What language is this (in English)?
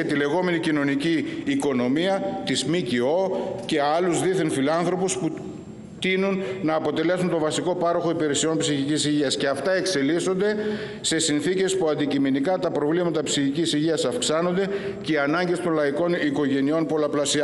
Greek